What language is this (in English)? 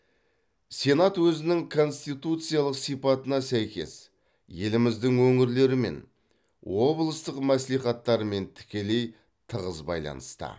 Kazakh